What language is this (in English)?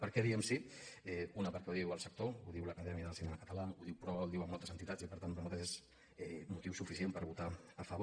Catalan